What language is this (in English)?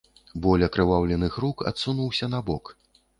Belarusian